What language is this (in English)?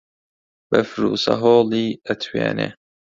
Central Kurdish